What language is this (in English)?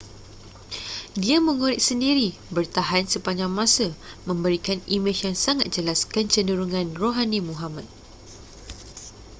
Malay